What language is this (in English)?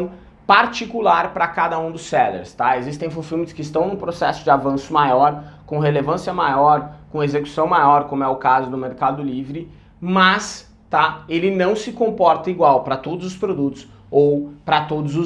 Portuguese